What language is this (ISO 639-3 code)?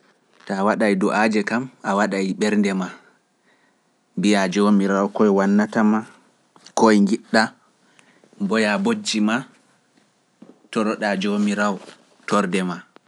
fuf